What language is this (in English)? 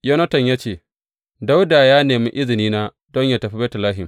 Hausa